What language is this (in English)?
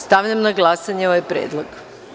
Serbian